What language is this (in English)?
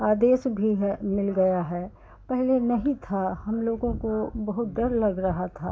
Hindi